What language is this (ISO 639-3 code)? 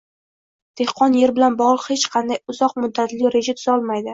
uzb